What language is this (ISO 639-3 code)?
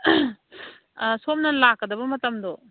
mni